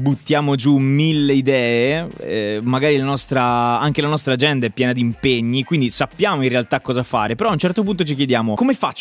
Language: Italian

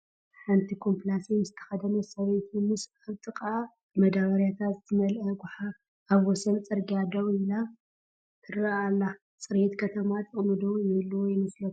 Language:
Tigrinya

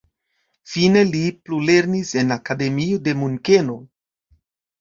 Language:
Esperanto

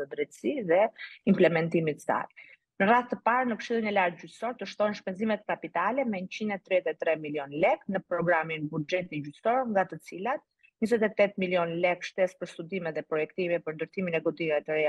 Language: Romanian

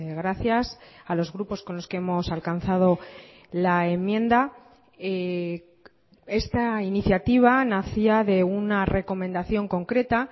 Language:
Spanish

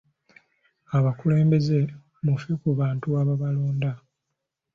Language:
Ganda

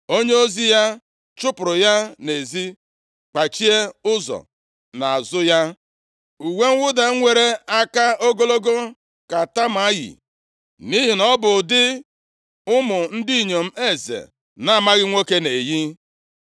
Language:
Igbo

